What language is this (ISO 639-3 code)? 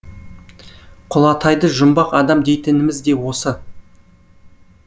kaz